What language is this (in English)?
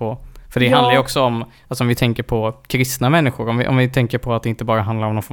Swedish